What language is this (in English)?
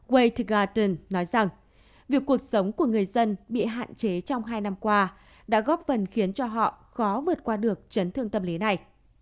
Vietnamese